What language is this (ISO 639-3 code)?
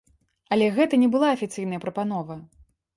bel